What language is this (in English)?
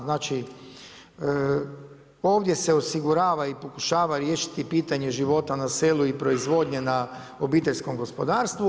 Croatian